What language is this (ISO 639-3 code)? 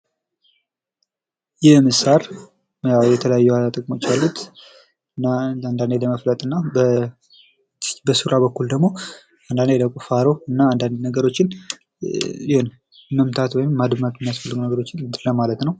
amh